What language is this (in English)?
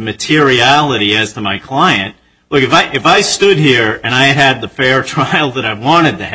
English